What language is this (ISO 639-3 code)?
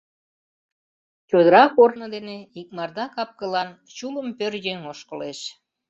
chm